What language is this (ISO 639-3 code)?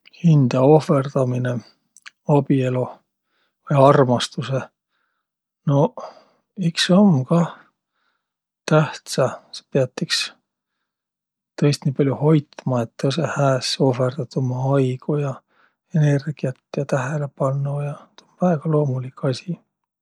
vro